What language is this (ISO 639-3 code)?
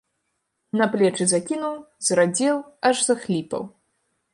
bel